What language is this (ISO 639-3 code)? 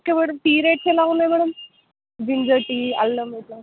tel